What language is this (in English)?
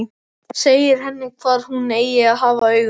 Icelandic